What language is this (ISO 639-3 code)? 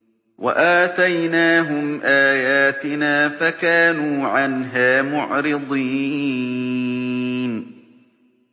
ara